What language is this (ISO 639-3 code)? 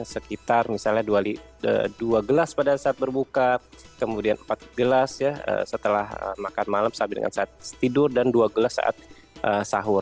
ind